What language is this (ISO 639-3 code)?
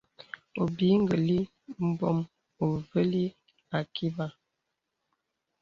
beb